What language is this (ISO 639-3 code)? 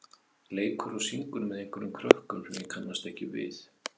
isl